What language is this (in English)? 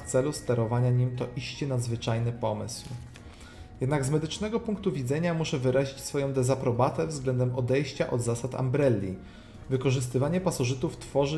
Polish